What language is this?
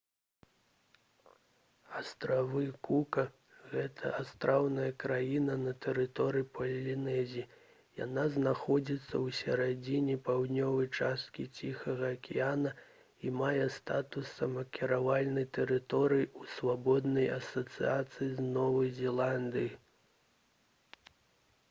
Belarusian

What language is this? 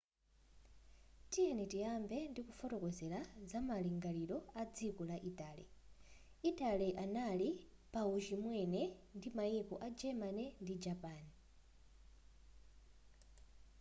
Nyanja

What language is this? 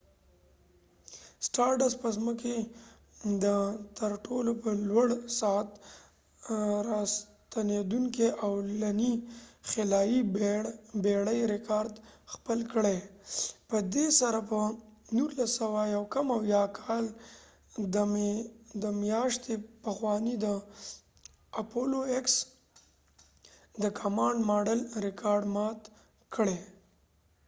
Pashto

